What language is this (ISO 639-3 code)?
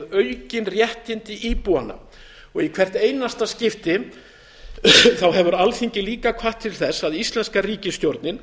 isl